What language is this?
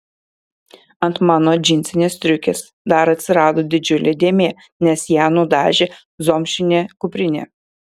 Lithuanian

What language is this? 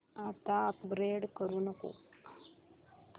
Marathi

